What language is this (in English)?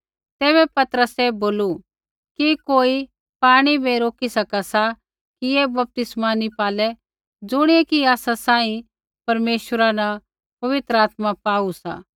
Kullu Pahari